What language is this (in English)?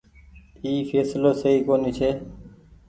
Goaria